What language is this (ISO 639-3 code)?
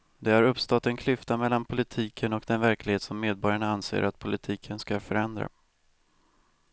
swe